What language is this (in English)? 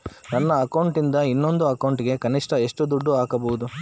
Kannada